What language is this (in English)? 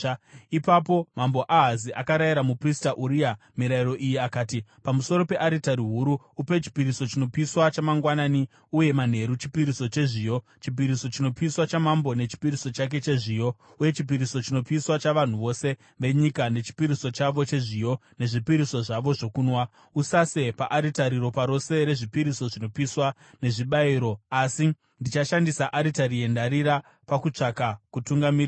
Shona